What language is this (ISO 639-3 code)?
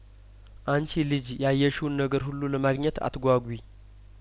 amh